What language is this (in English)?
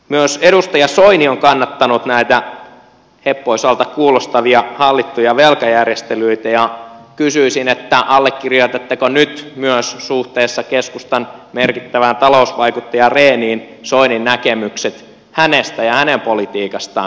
Finnish